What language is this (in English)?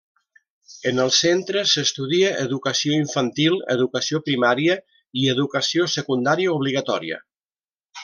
Catalan